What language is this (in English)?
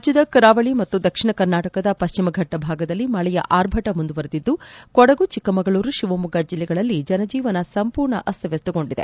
Kannada